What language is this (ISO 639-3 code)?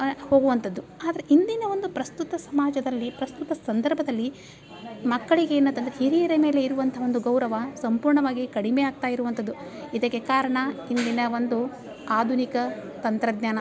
kan